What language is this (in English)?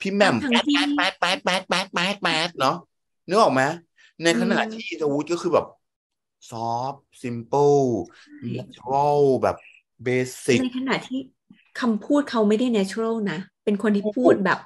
Thai